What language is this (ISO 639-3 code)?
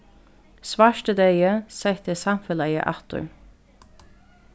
fao